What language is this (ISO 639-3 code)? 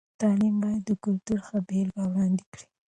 pus